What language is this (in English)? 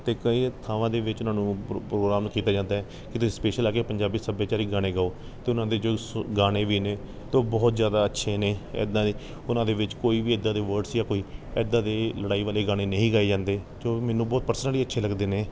Punjabi